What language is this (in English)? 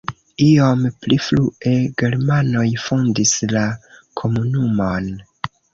Esperanto